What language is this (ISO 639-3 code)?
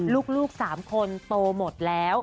tha